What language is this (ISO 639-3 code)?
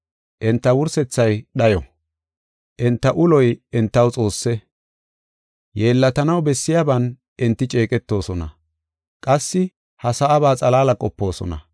gof